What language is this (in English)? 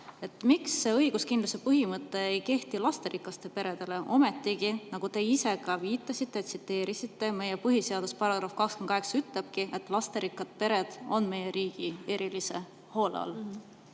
Estonian